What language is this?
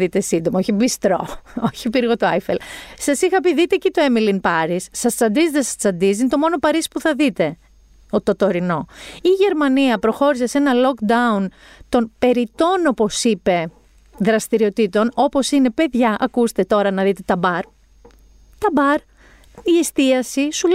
Greek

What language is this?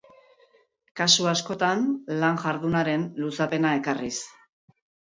Basque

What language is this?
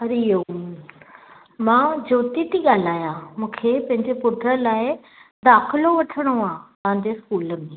Sindhi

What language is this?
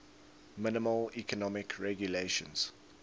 English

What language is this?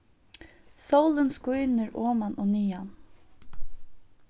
Faroese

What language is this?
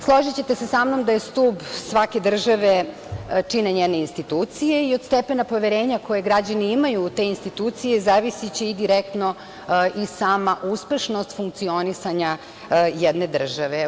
Serbian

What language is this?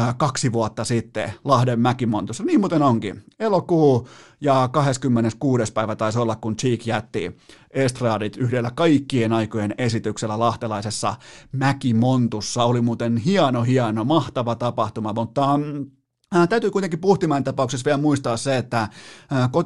Finnish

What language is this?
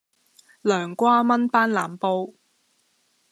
Cantonese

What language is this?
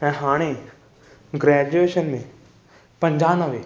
Sindhi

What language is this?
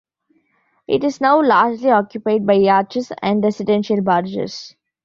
English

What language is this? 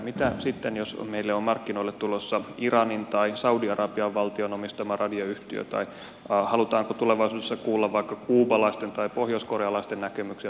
Finnish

